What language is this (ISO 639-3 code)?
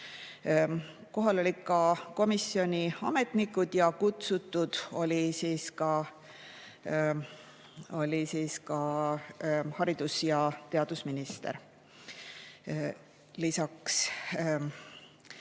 est